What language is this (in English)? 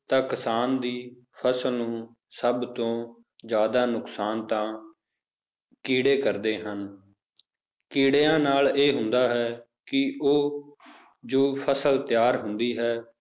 Punjabi